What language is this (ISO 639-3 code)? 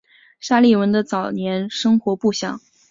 zho